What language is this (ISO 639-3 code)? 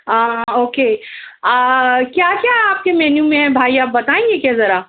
urd